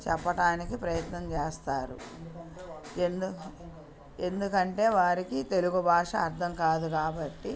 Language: Telugu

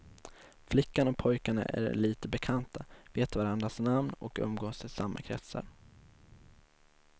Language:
Swedish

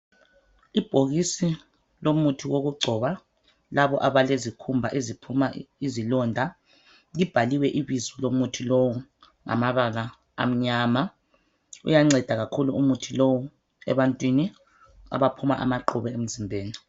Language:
North Ndebele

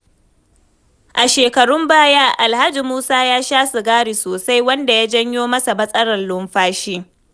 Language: Hausa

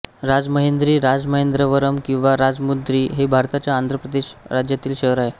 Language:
Marathi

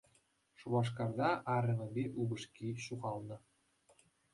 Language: Chuvash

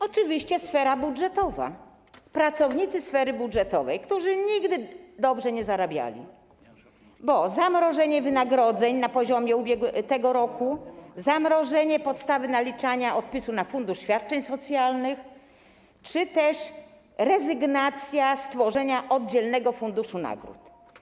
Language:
Polish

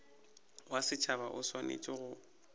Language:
Northern Sotho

